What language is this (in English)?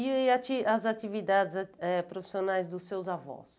Portuguese